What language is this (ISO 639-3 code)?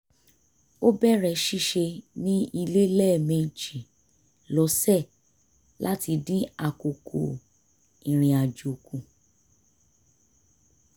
yor